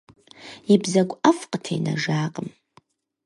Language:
Kabardian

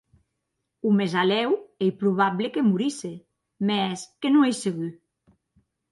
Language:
Occitan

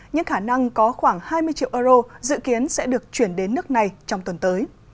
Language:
Vietnamese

